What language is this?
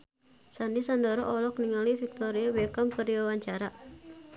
Sundanese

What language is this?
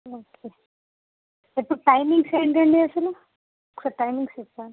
Telugu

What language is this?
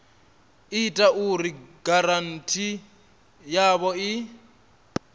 Venda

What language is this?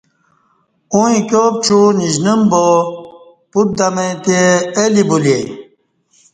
Kati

